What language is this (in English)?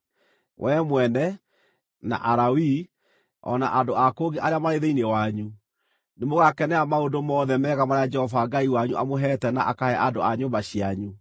Kikuyu